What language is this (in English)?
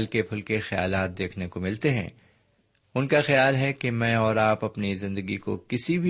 Urdu